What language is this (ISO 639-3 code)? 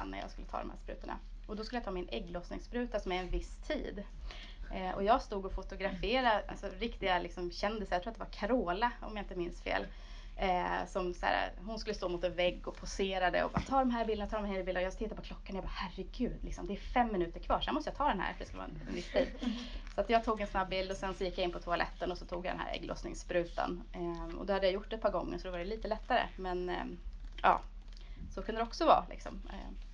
swe